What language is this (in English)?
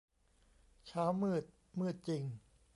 Thai